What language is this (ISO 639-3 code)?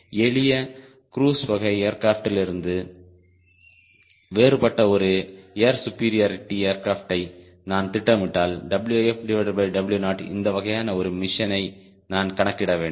tam